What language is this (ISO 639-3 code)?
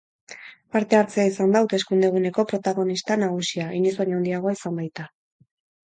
eus